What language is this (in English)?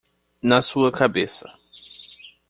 Portuguese